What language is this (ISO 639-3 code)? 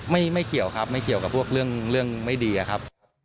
tha